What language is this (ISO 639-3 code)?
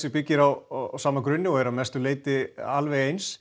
isl